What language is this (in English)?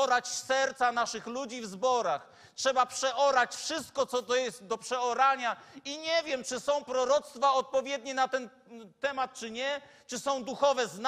Polish